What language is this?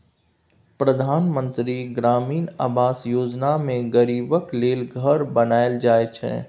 Maithili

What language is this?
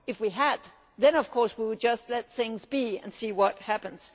English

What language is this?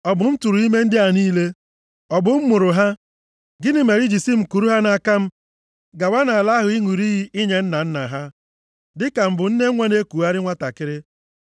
Igbo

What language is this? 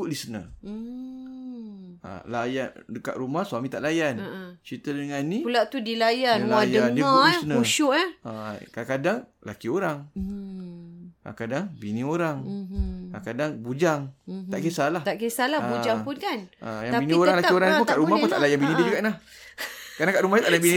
Malay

